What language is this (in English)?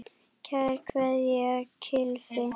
Icelandic